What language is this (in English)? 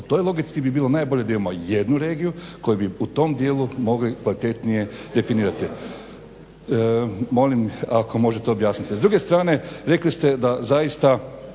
Croatian